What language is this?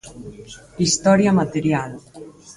Galician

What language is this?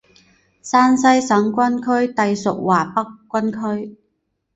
Chinese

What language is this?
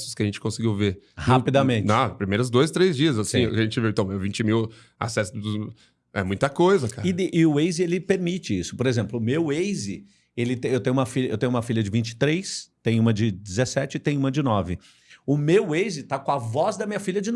Portuguese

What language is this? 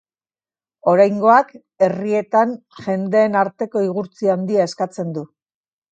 Basque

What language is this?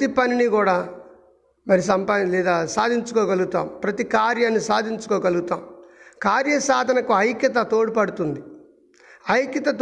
Telugu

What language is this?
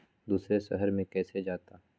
Magahi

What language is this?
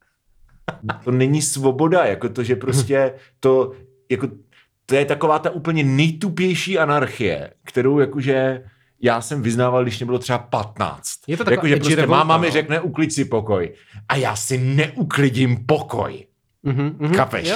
Czech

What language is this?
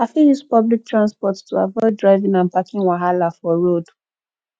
Nigerian Pidgin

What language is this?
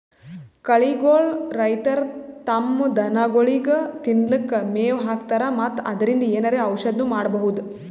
Kannada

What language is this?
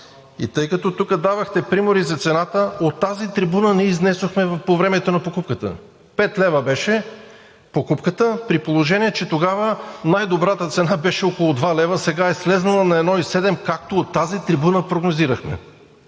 Bulgarian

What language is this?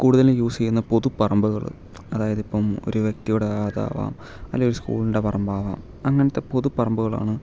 Malayalam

